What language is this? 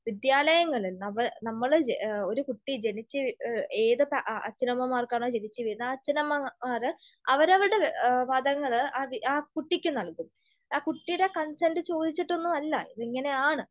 Malayalam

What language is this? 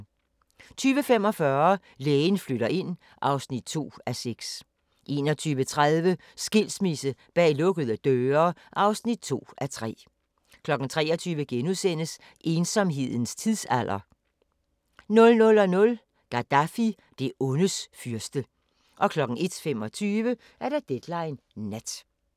Danish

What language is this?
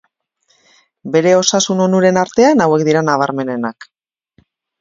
Basque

